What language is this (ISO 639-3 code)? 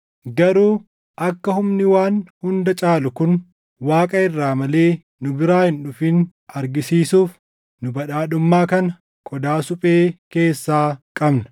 orm